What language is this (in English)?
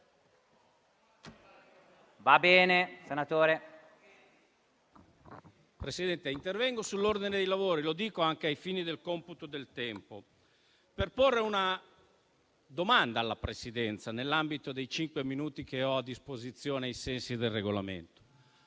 Italian